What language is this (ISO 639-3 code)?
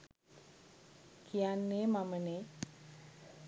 sin